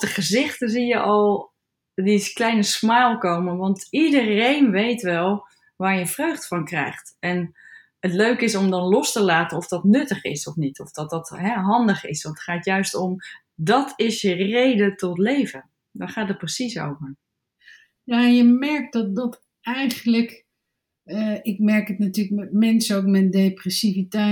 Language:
Dutch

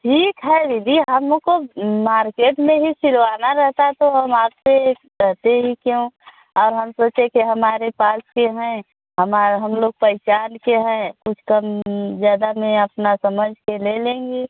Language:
Hindi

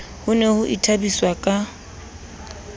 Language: Southern Sotho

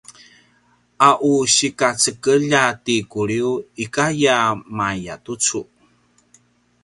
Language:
Paiwan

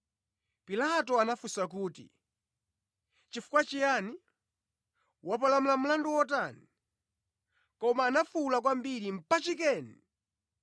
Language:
Nyanja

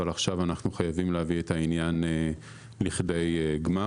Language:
Hebrew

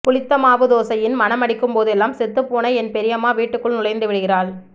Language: Tamil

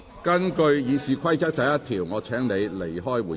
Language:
Cantonese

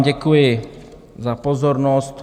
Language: Czech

